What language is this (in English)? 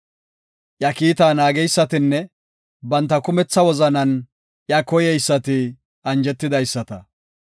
Gofa